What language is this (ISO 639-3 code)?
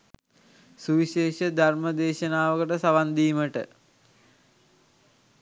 sin